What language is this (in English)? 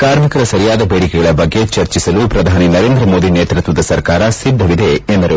Kannada